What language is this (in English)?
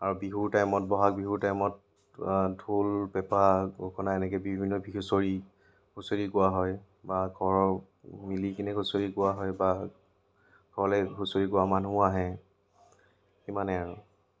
Assamese